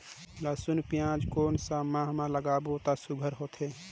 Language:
Chhattisgarhi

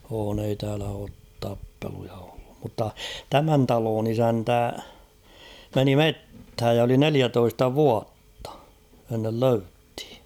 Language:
Finnish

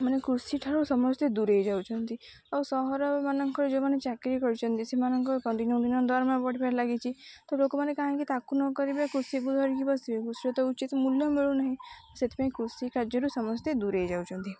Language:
Odia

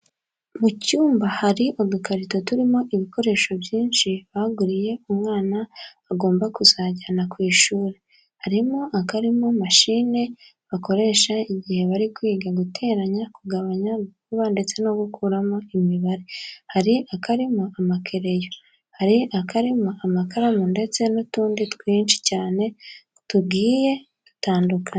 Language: Kinyarwanda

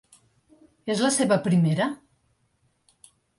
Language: Catalan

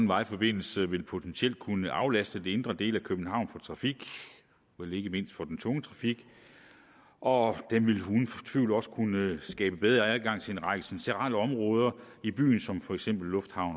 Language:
Danish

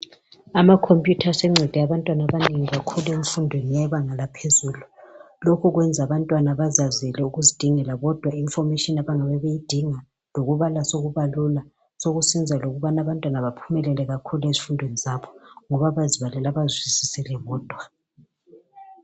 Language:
North Ndebele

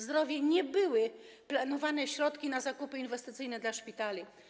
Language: Polish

